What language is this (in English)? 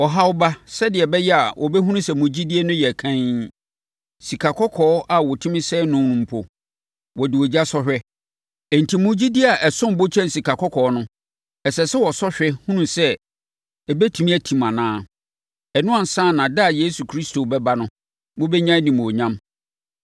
Akan